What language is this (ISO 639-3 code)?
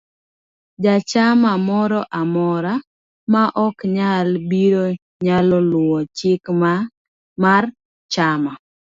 luo